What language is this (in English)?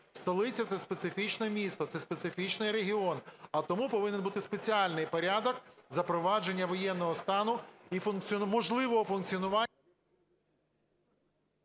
Ukrainian